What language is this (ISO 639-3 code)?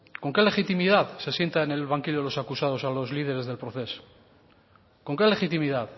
spa